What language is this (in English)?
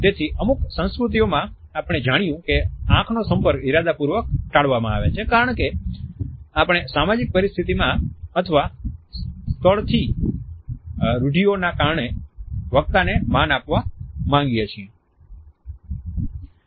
Gujarati